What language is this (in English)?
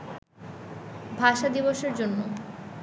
Bangla